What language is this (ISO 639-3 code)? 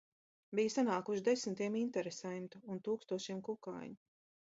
lav